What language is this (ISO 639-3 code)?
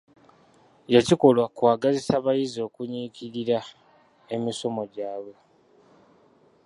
lug